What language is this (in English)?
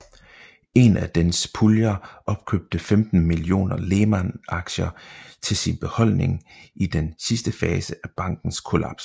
Danish